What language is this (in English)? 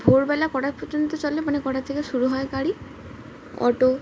Bangla